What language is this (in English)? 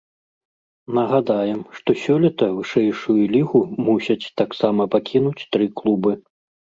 Belarusian